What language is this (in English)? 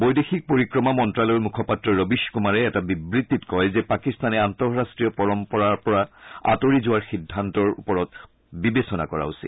Assamese